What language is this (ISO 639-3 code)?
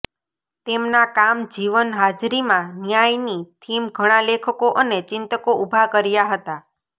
guj